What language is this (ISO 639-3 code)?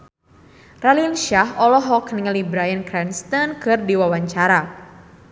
sun